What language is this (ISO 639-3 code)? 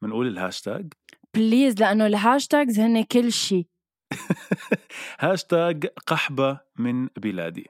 ara